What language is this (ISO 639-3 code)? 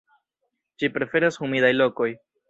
epo